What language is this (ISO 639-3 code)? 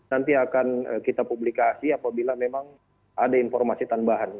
ind